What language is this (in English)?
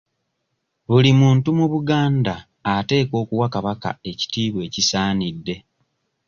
Ganda